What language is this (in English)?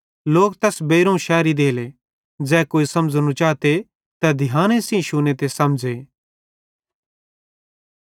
Bhadrawahi